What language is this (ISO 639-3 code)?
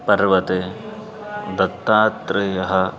san